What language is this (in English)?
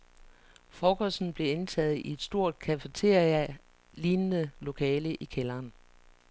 Danish